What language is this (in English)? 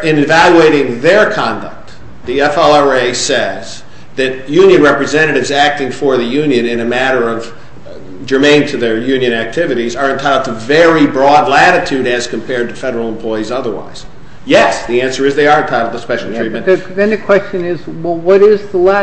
English